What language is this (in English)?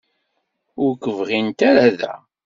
Kabyle